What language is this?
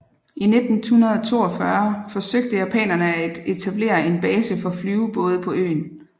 Danish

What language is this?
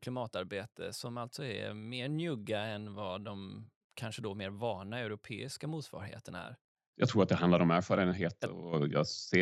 Swedish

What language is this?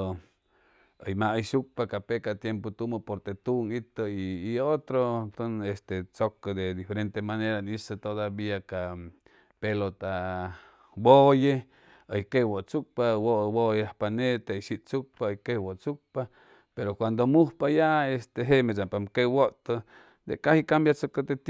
Chimalapa Zoque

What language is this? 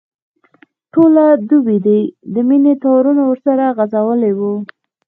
Pashto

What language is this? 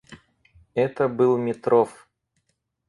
Russian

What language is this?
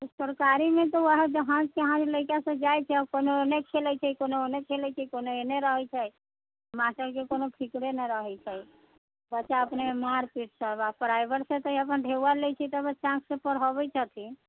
Maithili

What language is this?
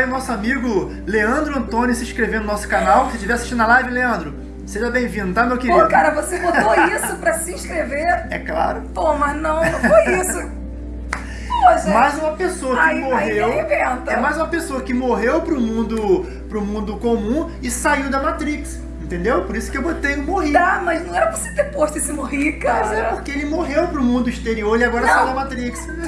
Portuguese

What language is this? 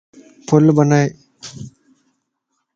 Lasi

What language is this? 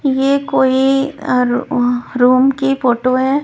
Hindi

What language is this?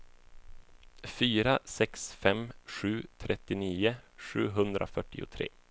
Swedish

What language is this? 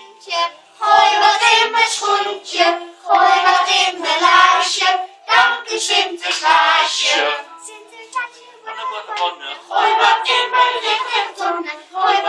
Dutch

